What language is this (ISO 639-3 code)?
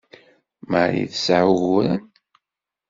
kab